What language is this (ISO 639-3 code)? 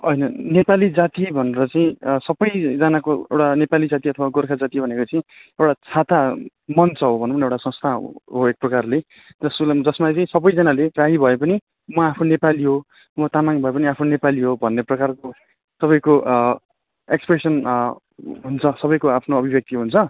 nep